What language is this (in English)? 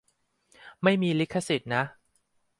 Thai